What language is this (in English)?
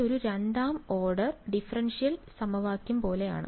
Malayalam